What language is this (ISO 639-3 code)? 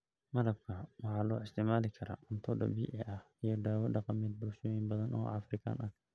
som